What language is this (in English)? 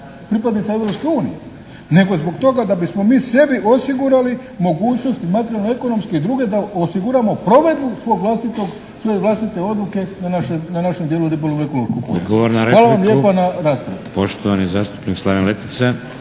Croatian